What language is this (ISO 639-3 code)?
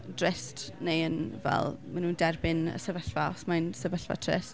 cym